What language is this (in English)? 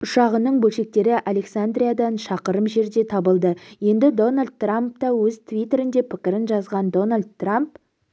Kazakh